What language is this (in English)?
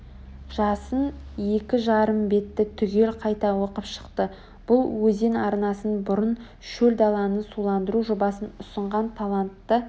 Kazakh